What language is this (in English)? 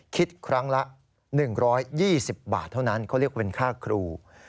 Thai